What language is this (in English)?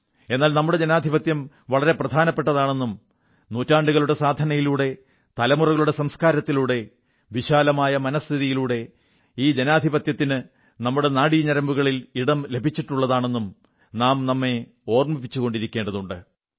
Malayalam